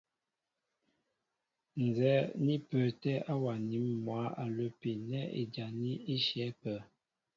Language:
Mbo (Cameroon)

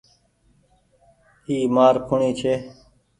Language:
Goaria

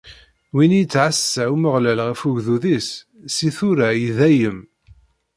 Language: Kabyle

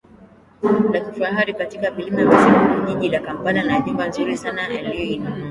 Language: Swahili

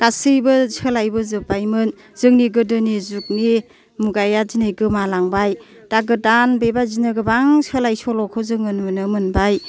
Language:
Bodo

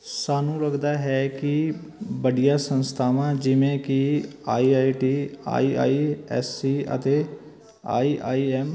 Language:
Punjabi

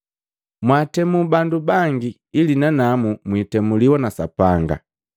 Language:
Matengo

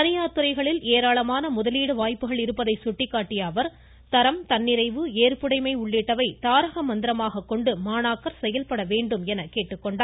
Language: Tamil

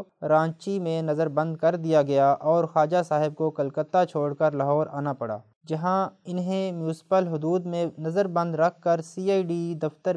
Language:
Urdu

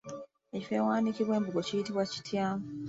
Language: Ganda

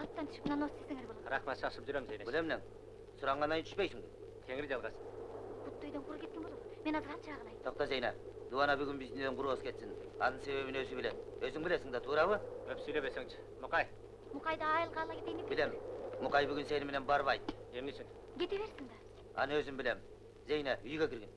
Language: Turkish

